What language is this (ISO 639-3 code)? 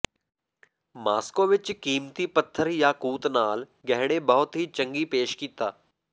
pan